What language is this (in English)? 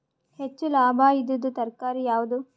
Kannada